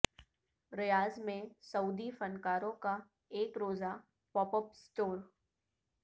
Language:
Urdu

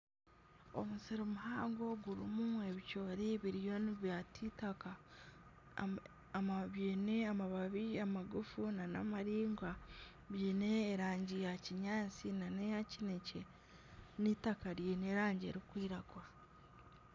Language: Nyankole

